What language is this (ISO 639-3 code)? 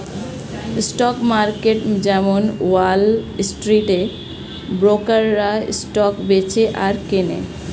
ben